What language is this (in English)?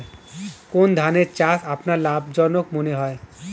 Bangla